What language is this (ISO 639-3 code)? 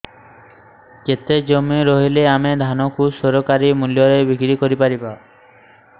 ori